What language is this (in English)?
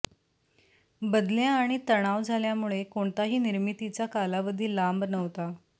Marathi